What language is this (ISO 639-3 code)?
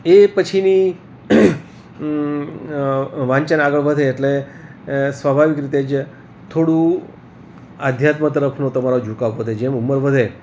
guj